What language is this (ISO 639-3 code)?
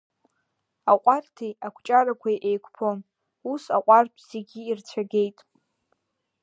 abk